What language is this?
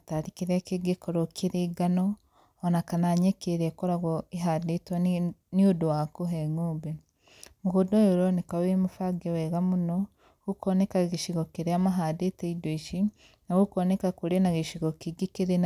Kikuyu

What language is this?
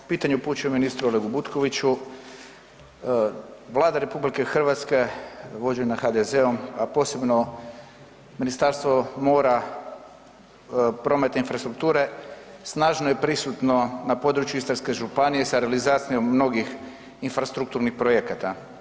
Croatian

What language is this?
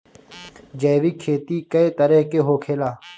Bhojpuri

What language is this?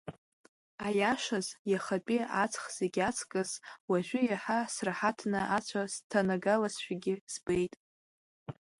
Abkhazian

